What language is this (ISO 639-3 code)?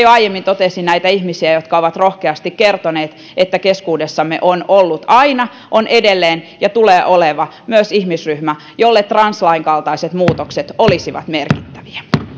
fin